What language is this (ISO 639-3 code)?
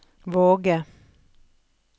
nor